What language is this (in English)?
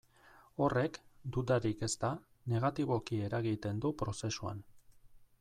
Basque